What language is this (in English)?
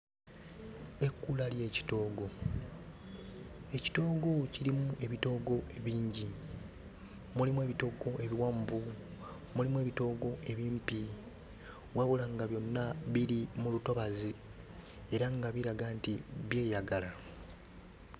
Ganda